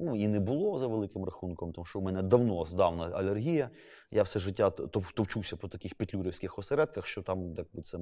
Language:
Ukrainian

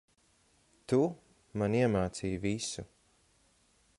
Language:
Latvian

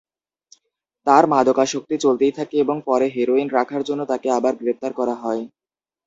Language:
Bangla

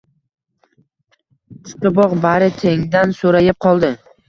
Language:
Uzbek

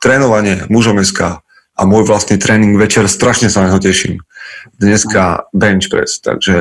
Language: Slovak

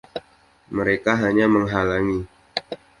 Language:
Indonesian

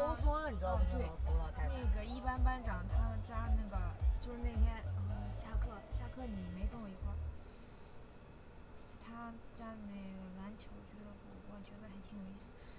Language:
Chinese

